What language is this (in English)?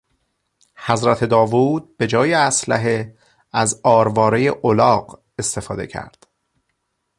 Persian